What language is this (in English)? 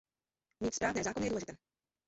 Czech